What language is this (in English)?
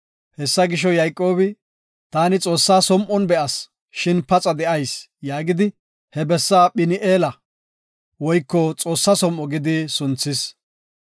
Gofa